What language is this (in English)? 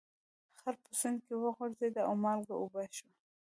Pashto